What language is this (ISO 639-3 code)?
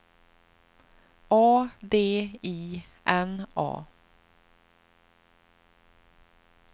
swe